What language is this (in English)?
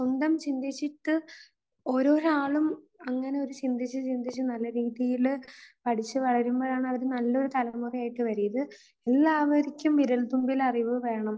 Malayalam